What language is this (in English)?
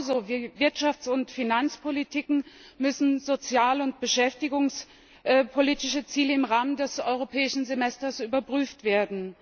German